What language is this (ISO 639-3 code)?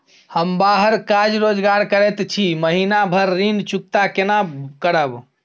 mai